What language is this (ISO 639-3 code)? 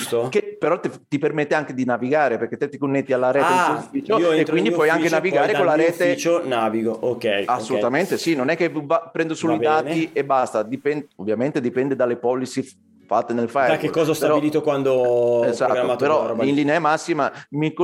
ita